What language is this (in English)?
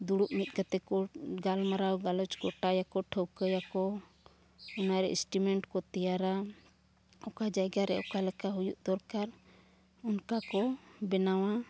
Santali